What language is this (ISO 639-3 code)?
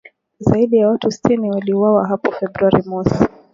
swa